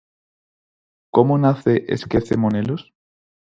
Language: Galician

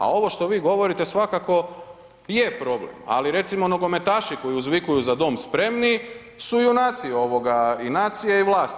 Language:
Croatian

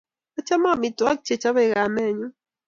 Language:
Kalenjin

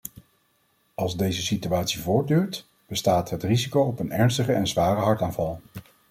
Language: Dutch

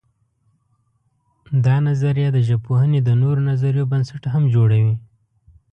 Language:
Pashto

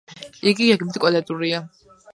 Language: Georgian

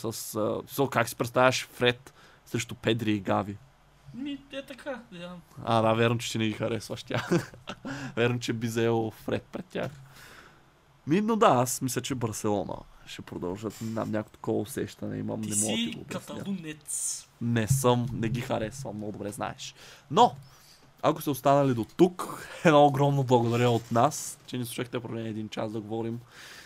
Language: Bulgarian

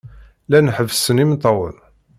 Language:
Kabyle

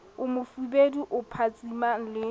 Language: Southern Sotho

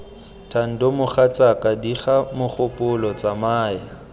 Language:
Tswana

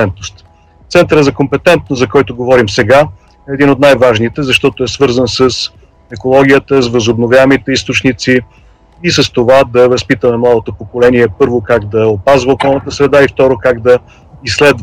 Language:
Bulgarian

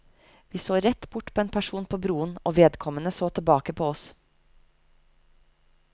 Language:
Norwegian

